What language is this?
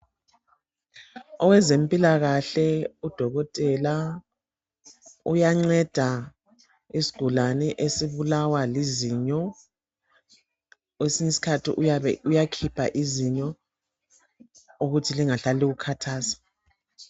North Ndebele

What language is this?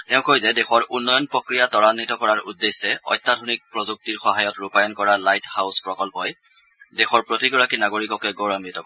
Assamese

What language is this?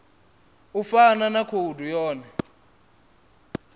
Venda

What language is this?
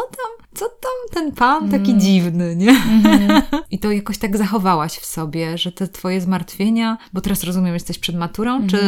Polish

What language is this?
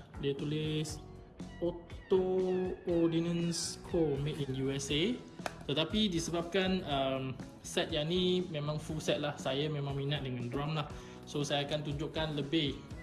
Malay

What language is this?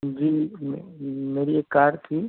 Urdu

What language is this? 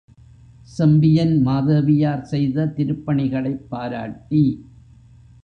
Tamil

